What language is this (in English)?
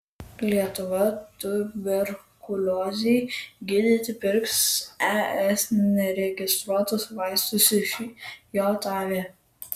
Lithuanian